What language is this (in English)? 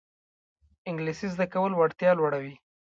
Pashto